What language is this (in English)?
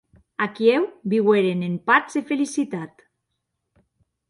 Occitan